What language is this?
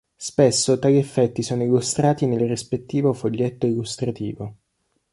Italian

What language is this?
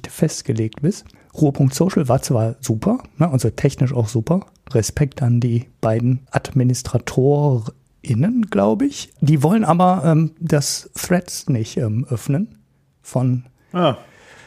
German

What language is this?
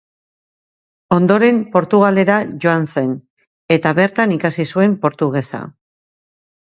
Basque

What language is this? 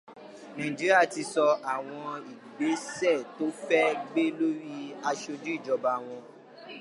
Yoruba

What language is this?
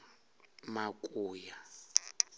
Venda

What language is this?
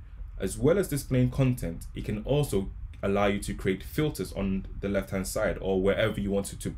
English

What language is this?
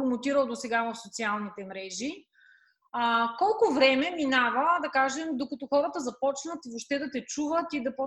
Bulgarian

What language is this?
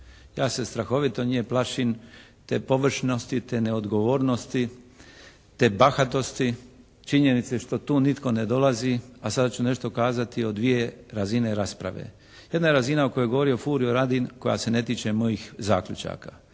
Croatian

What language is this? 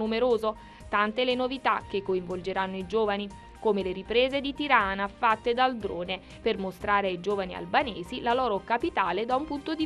Italian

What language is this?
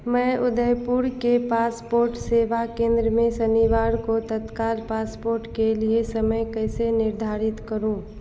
Hindi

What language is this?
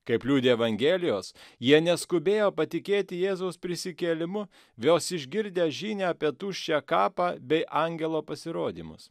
Lithuanian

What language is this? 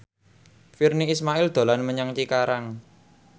Javanese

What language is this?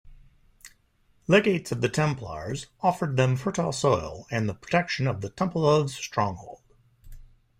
English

